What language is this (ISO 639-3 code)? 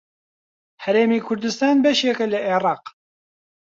ckb